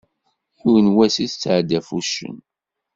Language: Kabyle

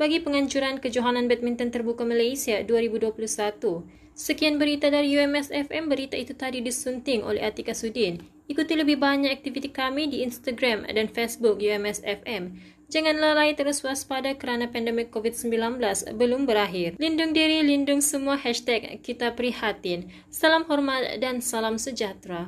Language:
Malay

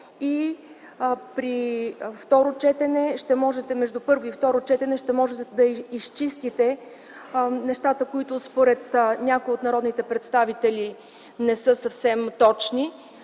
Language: Bulgarian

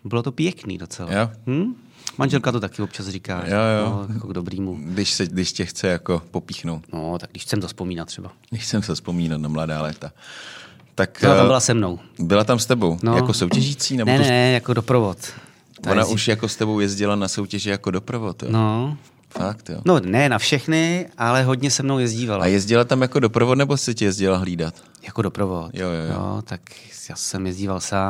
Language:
Czech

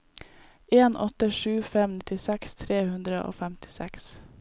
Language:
Norwegian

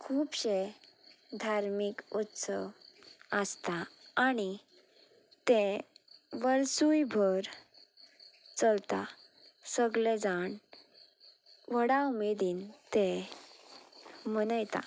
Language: Konkani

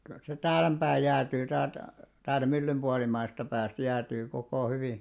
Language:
Finnish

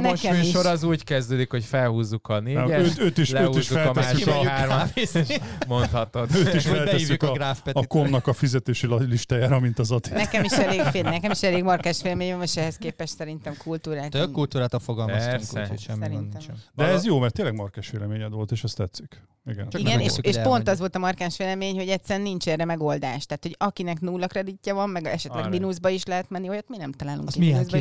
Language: Hungarian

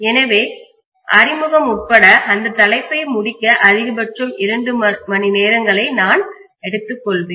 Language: Tamil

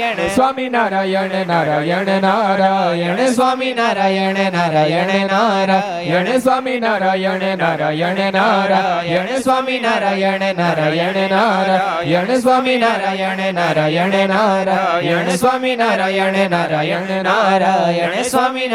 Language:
Gujarati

